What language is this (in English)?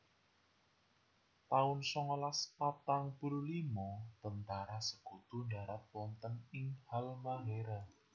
Javanese